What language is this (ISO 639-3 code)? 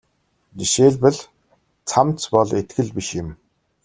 mon